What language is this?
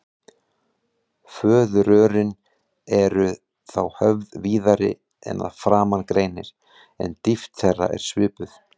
Icelandic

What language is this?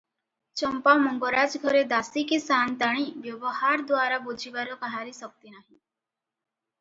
Odia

